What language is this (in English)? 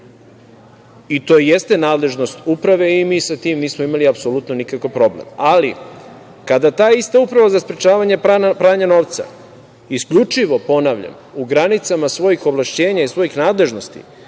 Serbian